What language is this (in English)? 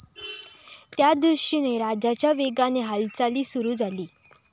Marathi